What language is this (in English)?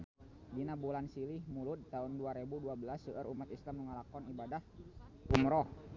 Sundanese